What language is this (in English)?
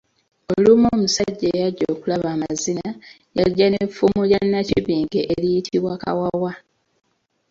Ganda